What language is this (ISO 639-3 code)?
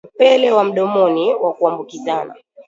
swa